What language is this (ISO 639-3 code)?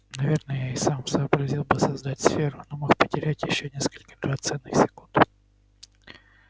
rus